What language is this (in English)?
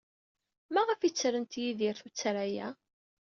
Kabyle